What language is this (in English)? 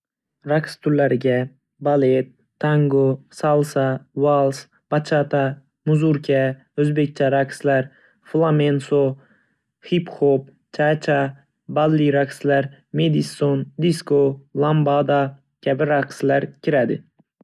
Uzbek